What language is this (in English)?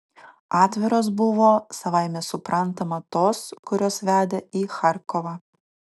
Lithuanian